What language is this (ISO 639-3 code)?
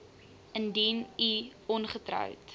afr